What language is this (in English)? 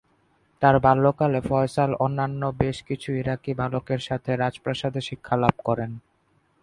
Bangla